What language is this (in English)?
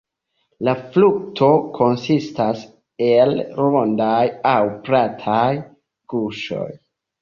Esperanto